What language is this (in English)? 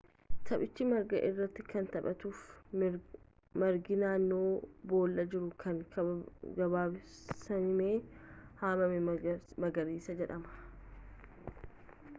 Oromo